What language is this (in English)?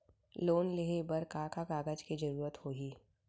Chhattisgarhi